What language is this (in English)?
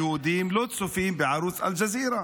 Hebrew